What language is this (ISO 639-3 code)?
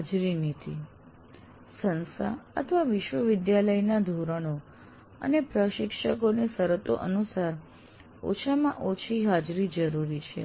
guj